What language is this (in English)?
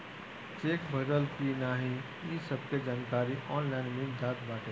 Bhojpuri